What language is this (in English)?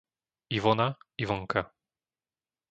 Slovak